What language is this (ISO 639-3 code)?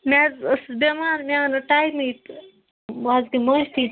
kas